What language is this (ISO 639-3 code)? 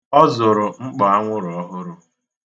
ibo